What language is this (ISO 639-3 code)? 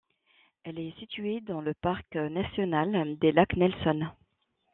fra